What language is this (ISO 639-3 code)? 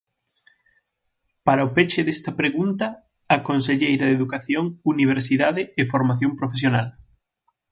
glg